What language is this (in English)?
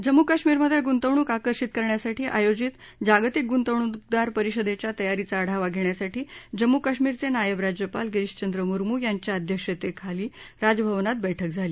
Marathi